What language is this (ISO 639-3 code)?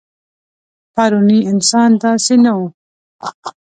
pus